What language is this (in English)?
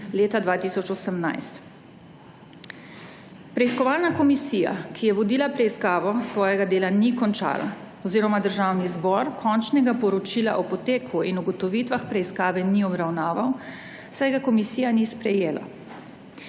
Slovenian